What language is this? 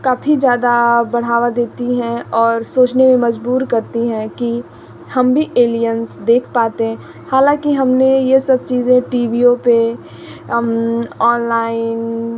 Hindi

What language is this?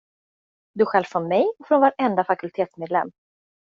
Swedish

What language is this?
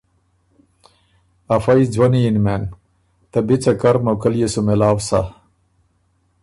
Ormuri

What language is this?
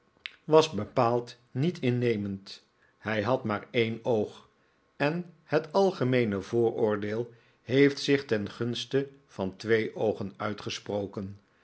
Dutch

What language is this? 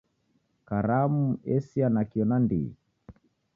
Taita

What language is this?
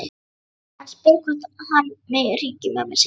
Icelandic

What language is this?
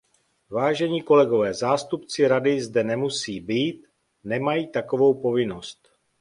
Czech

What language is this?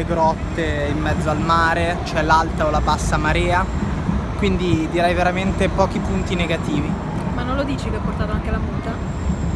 Italian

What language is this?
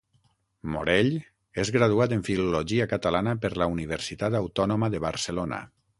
Catalan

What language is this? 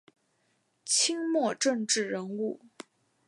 Chinese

